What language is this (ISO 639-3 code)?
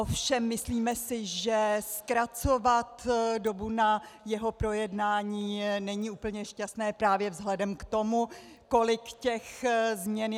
ces